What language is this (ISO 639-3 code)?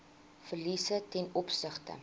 afr